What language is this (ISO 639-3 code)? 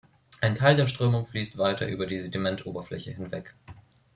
deu